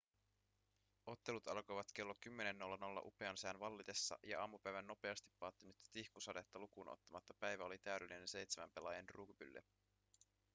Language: Finnish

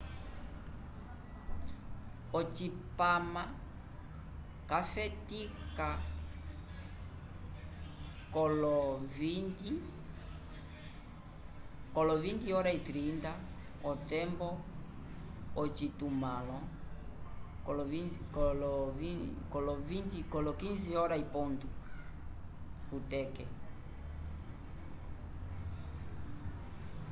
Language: Umbundu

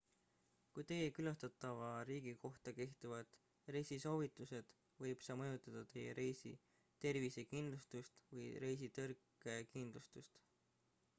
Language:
Estonian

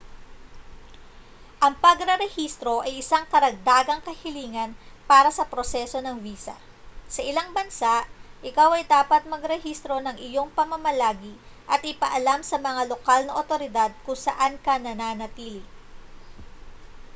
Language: Filipino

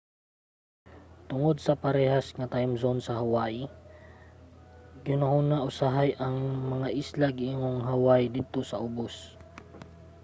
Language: Cebuano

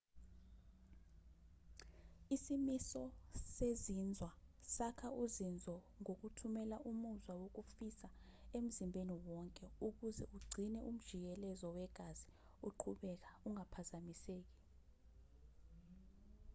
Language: Zulu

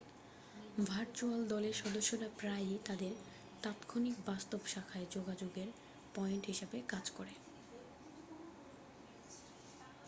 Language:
Bangla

